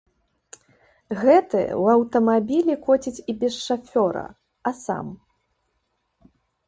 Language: Belarusian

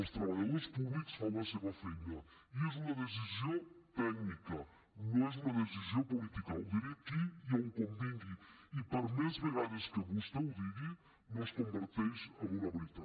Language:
Catalan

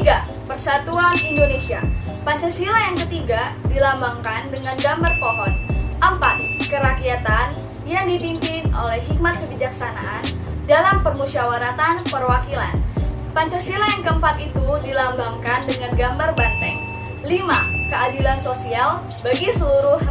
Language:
Indonesian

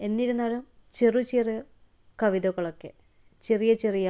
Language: Malayalam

